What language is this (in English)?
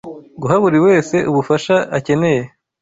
Kinyarwanda